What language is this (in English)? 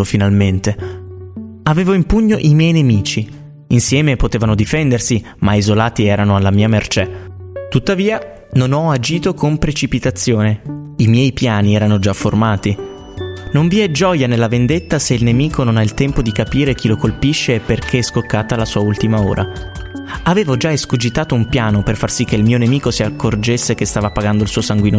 Italian